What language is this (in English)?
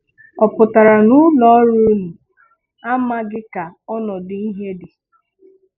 Igbo